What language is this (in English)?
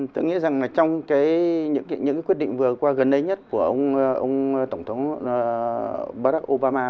Vietnamese